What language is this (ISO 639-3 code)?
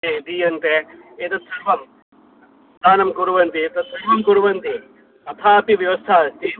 san